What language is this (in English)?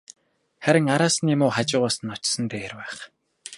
Mongolian